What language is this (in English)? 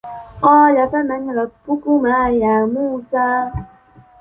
Arabic